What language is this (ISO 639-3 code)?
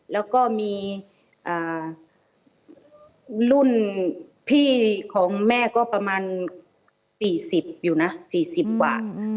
tha